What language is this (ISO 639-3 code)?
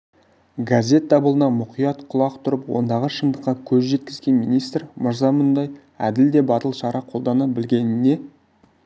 kaz